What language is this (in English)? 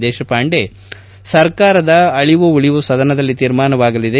Kannada